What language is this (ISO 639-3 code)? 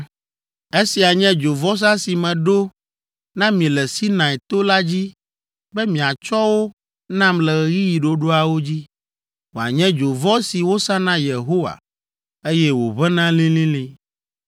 ewe